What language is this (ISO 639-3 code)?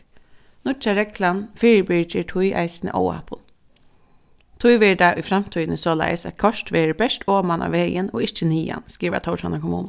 fao